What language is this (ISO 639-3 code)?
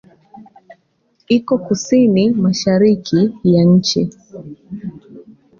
swa